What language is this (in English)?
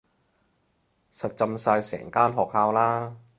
Cantonese